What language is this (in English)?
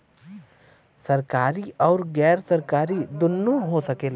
Bhojpuri